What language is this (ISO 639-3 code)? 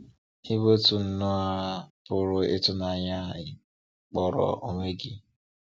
ibo